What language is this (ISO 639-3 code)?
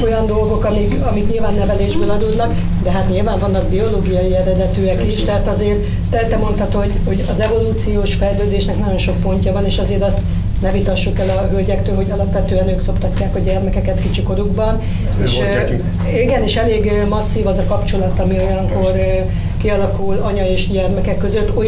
hun